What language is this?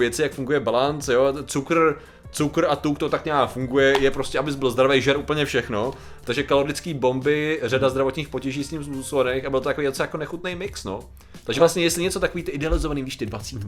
Czech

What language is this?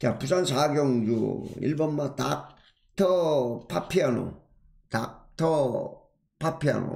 Korean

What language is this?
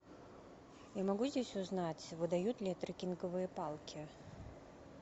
Russian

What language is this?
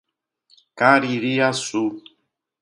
Portuguese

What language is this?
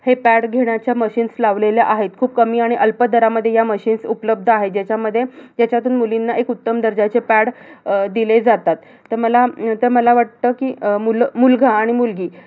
Marathi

